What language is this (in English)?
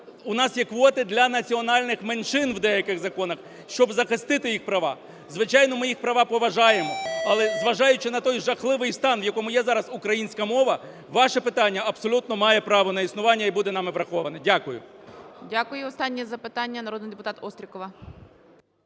Ukrainian